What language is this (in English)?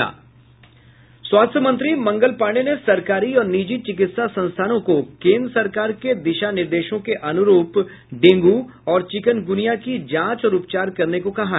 Hindi